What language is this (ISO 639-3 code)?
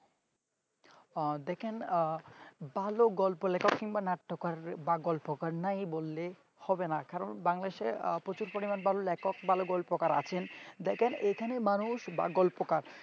ben